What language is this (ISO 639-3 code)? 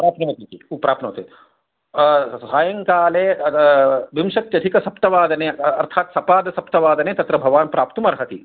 san